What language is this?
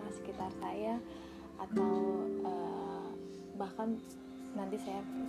Indonesian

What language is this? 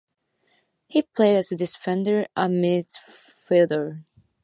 English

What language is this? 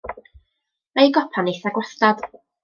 Welsh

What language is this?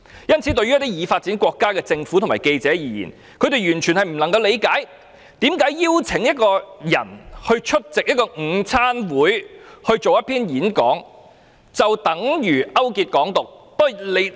Cantonese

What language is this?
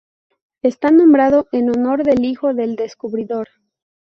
Spanish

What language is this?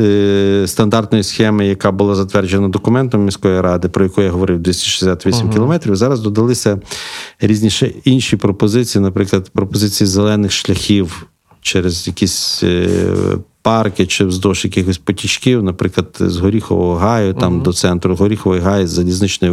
Ukrainian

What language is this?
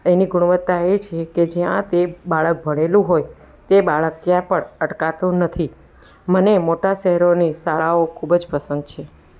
Gujarati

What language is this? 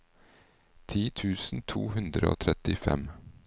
Norwegian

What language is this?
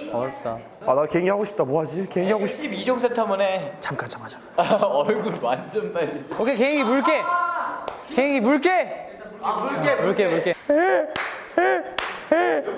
Korean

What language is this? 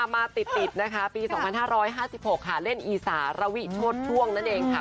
Thai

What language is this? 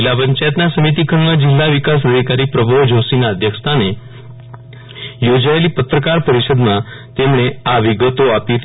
Gujarati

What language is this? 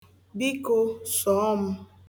Igbo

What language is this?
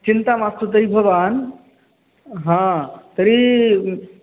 Sanskrit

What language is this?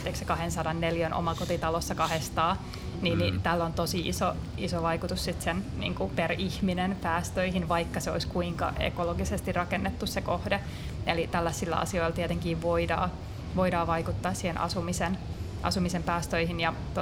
Finnish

